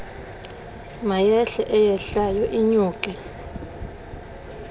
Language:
Xhosa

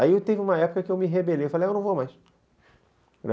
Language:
Portuguese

